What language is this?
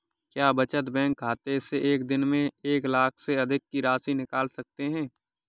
Hindi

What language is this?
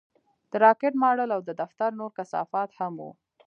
Pashto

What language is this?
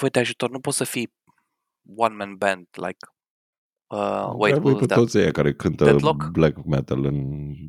Romanian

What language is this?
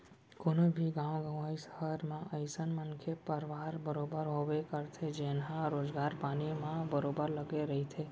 Chhattisgarhi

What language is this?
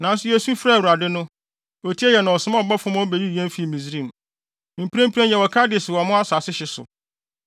Akan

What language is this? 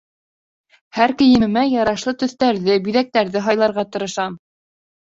Bashkir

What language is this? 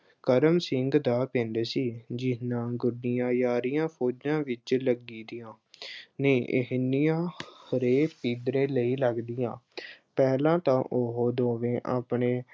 Punjabi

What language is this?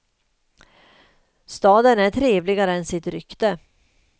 Swedish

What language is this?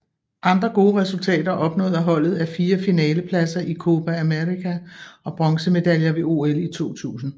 Danish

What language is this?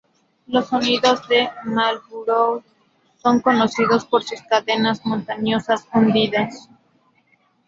Spanish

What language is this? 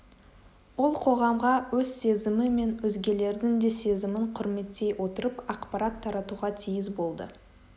Kazakh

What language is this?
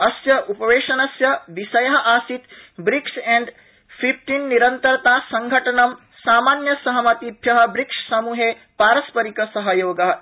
Sanskrit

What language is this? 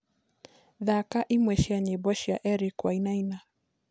Kikuyu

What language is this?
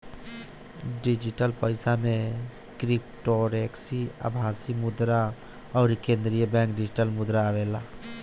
Bhojpuri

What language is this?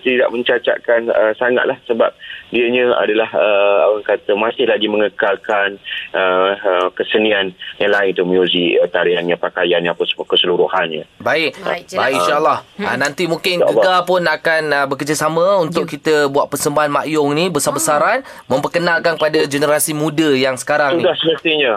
Malay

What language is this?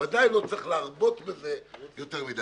Hebrew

